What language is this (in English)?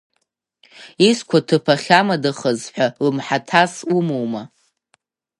Abkhazian